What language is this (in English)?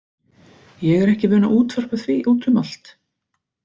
Icelandic